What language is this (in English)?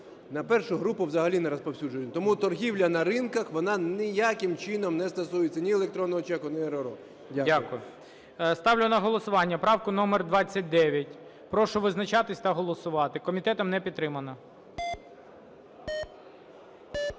Ukrainian